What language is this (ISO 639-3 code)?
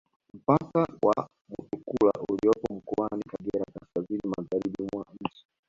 swa